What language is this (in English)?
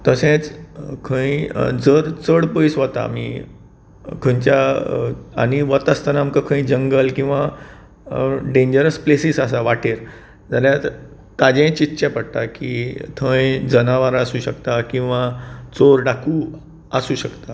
Konkani